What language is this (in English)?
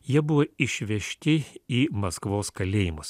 Lithuanian